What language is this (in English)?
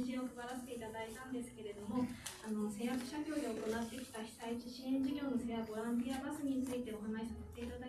Japanese